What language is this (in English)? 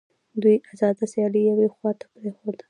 Pashto